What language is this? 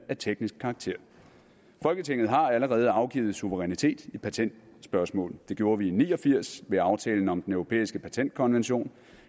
Danish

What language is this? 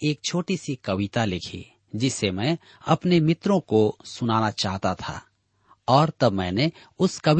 Hindi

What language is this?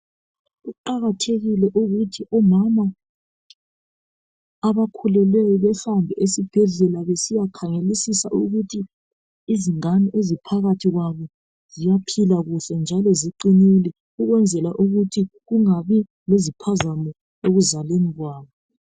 North Ndebele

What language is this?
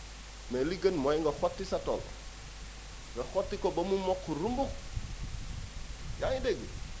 Wolof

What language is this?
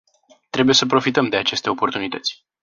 Romanian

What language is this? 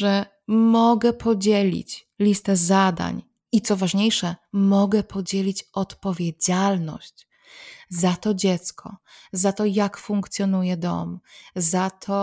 Polish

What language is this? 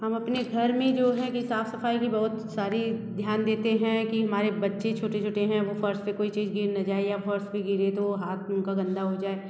Hindi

